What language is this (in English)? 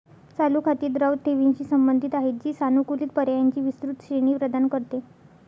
Marathi